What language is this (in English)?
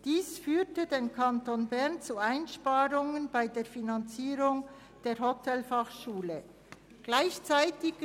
Swiss German